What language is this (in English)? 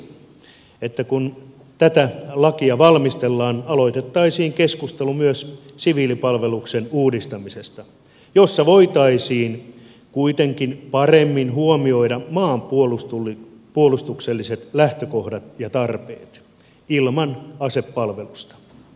Finnish